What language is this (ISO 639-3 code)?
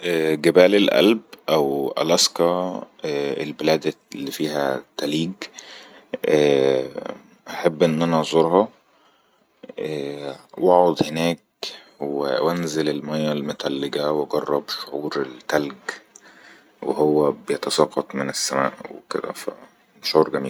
arz